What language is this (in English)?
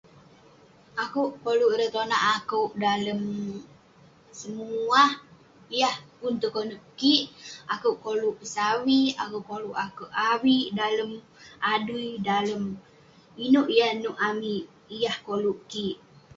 Western Penan